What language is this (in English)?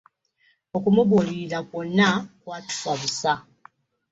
Ganda